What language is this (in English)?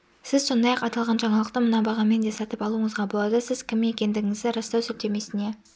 Kazakh